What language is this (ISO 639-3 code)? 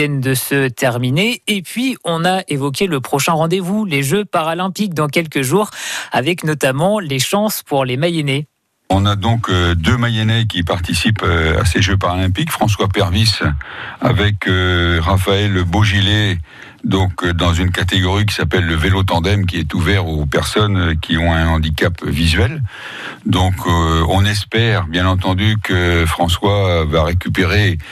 fra